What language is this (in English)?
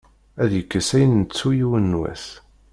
Kabyle